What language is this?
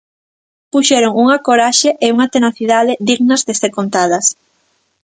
Galician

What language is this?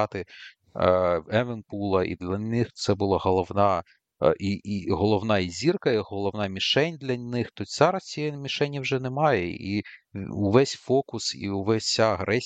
Ukrainian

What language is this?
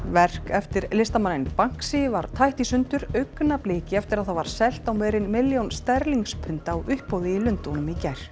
Icelandic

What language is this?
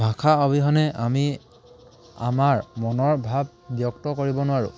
Assamese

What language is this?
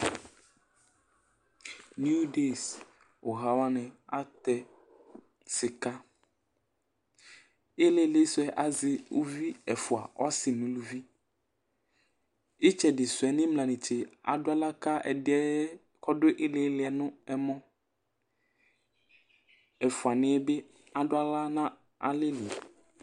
Ikposo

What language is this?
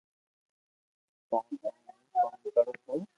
Loarki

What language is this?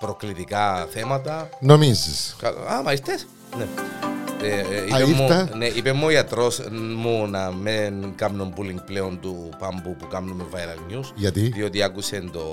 Greek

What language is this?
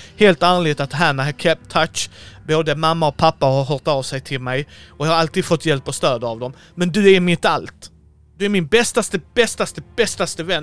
Swedish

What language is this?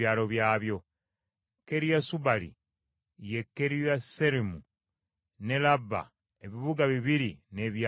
Ganda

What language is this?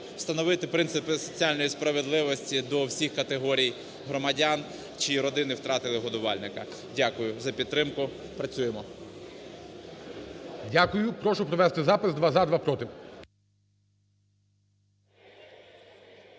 Ukrainian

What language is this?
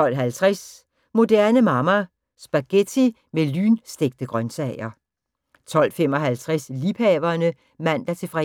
Danish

